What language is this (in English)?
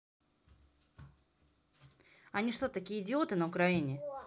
Russian